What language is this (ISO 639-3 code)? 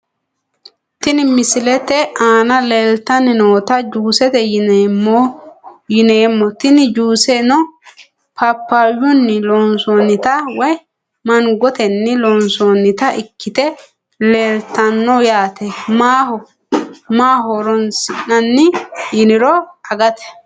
sid